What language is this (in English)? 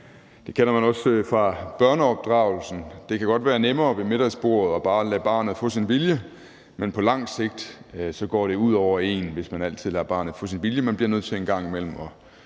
Danish